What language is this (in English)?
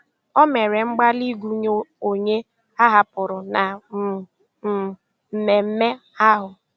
Igbo